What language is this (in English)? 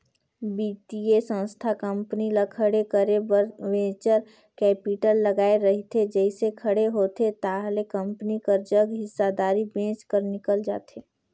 Chhattisgarhi